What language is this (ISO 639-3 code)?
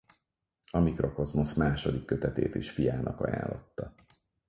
hun